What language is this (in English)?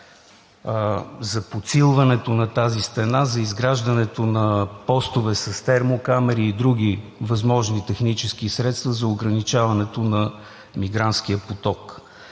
Bulgarian